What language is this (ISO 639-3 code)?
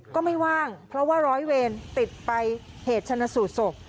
tha